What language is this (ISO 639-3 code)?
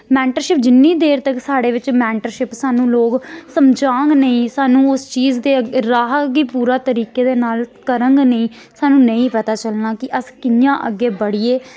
doi